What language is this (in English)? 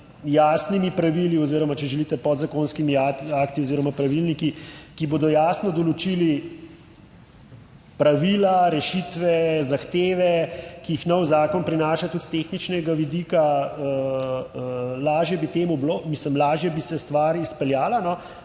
Slovenian